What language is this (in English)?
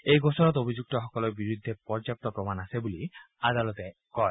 Assamese